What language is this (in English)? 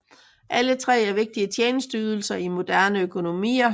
Danish